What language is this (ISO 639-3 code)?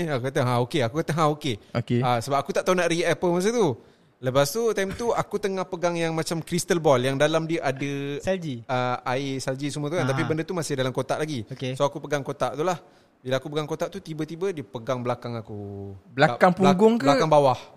msa